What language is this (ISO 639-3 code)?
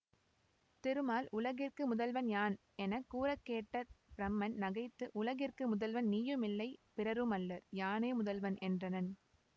tam